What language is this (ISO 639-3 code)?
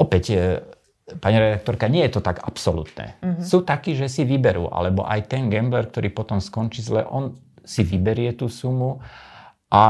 slk